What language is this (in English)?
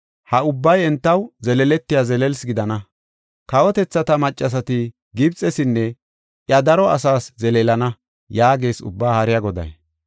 Gofa